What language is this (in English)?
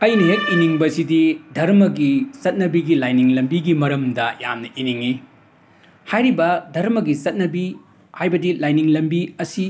Manipuri